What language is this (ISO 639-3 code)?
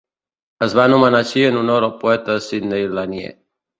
cat